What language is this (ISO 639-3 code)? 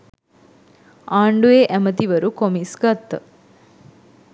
sin